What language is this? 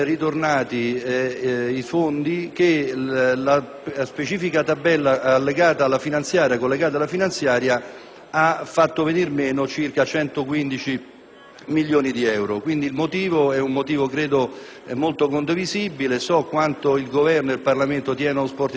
Italian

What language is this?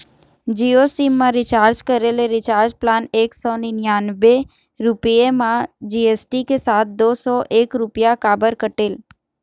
Chhattisgarhi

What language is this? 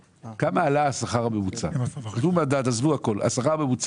Hebrew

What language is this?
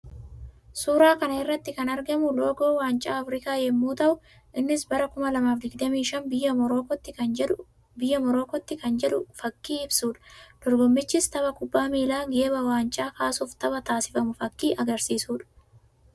Oromo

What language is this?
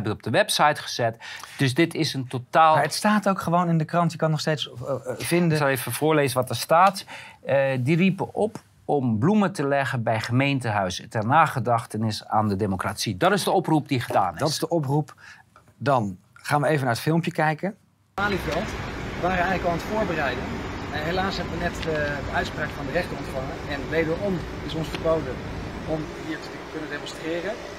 Dutch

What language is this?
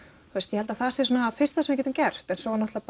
Icelandic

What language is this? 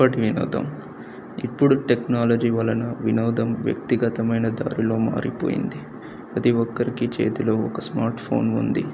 Telugu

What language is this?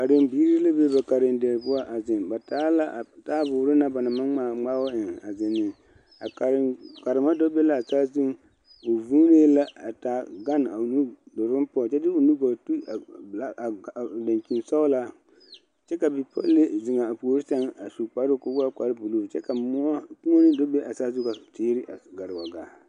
Southern Dagaare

